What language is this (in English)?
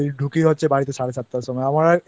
Bangla